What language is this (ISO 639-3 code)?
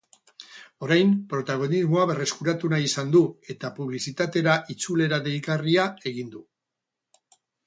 eus